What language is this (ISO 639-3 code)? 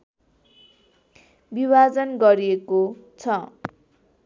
nep